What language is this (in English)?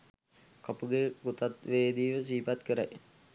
Sinhala